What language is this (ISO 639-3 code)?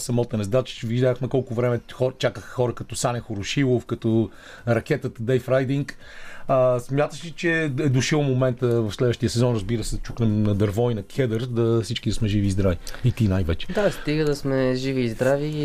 bul